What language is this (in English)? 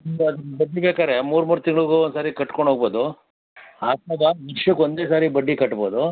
Kannada